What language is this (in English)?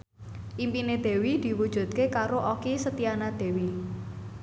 Javanese